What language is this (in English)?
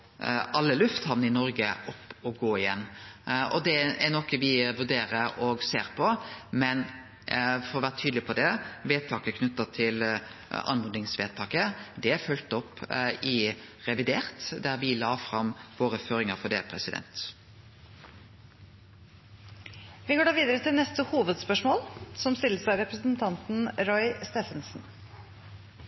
Norwegian